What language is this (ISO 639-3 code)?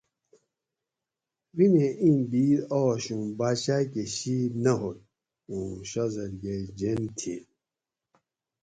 gwc